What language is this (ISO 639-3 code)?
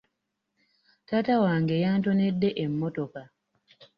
lug